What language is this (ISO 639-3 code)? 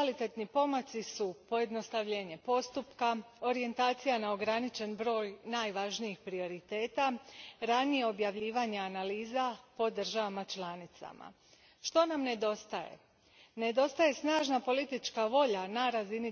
hrv